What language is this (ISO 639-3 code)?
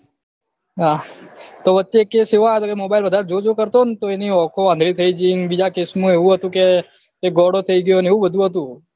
guj